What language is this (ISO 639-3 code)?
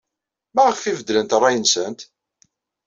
kab